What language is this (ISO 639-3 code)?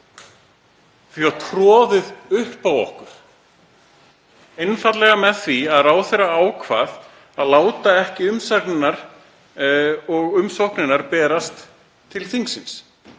isl